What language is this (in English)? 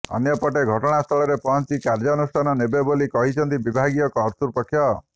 Odia